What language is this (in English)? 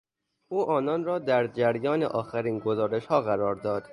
Persian